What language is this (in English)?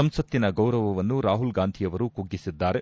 Kannada